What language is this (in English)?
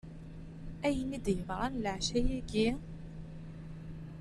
Kabyle